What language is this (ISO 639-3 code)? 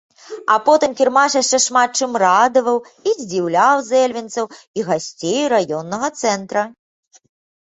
bel